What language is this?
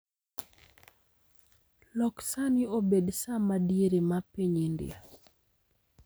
Luo (Kenya and Tanzania)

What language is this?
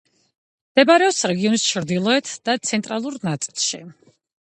Georgian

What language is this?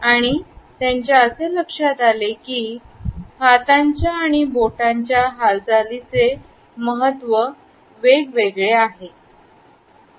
Marathi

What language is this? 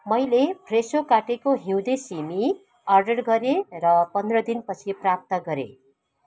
Nepali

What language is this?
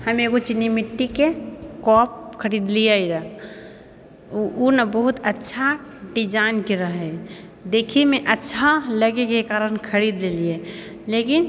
Maithili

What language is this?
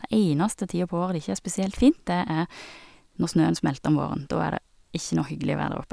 Norwegian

